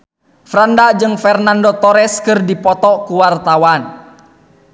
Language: Sundanese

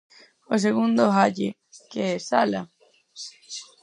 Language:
Galician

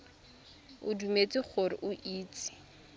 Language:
Tswana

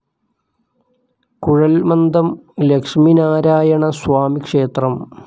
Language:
Malayalam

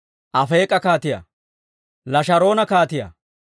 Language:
Dawro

